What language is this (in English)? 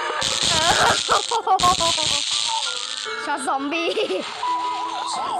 Thai